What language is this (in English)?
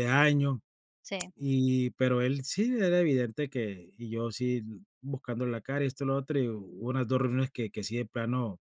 Spanish